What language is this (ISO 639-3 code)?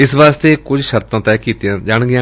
pan